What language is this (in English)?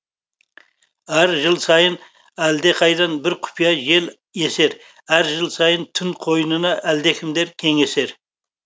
Kazakh